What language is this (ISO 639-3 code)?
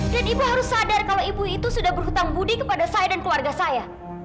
ind